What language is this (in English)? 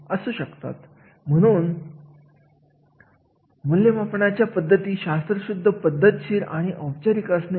Marathi